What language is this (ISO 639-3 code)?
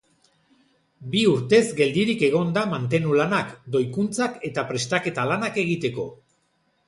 eus